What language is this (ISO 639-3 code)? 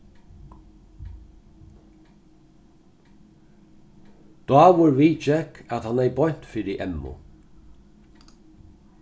fao